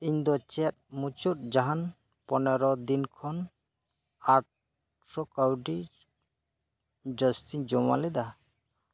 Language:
Santali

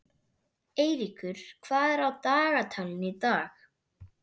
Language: Icelandic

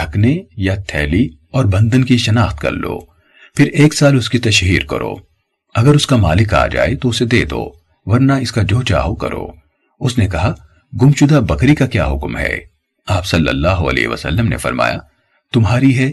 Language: Urdu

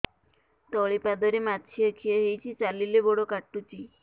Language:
Odia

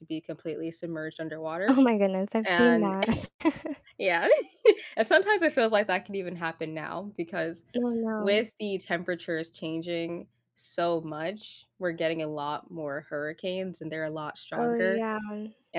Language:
English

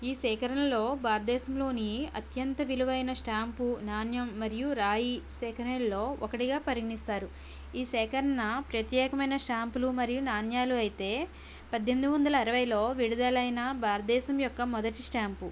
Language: Telugu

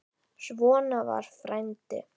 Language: Icelandic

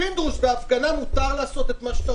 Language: Hebrew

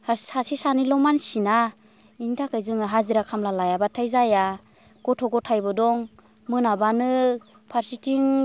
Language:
Bodo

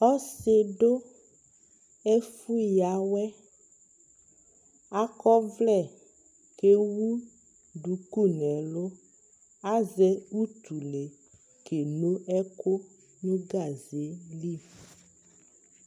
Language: Ikposo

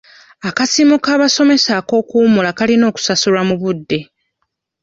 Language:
Ganda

